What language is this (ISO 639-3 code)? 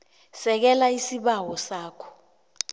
nbl